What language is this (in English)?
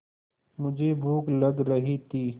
Hindi